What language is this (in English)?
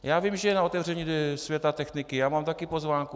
Czech